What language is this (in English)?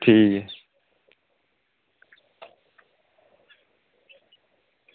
Dogri